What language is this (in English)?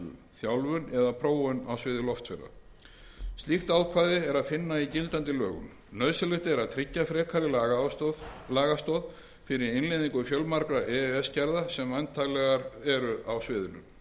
Icelandic